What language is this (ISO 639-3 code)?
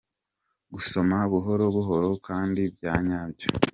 kin